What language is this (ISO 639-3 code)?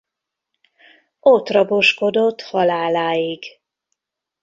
hun